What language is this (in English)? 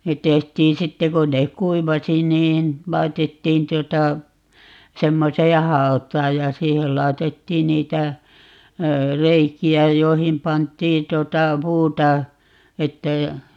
Finnish